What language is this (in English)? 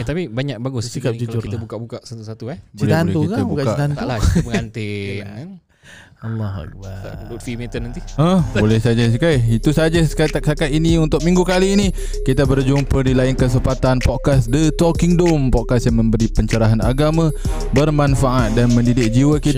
Malay